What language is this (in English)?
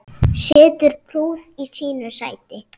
Icelandic